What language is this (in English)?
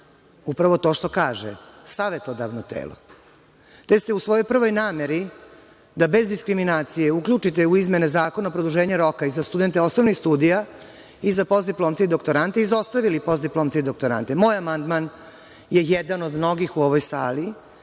Serbian